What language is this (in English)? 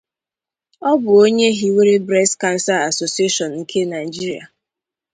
Igbo